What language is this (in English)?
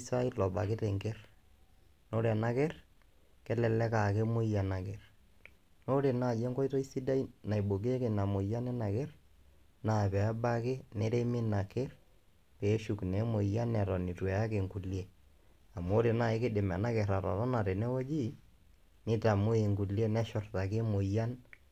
Masai